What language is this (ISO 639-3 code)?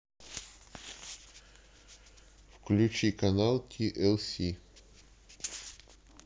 rus